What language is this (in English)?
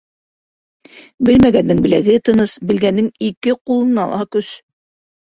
Bashkir